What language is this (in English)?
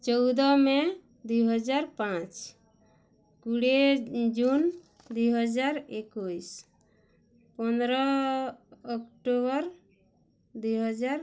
Odia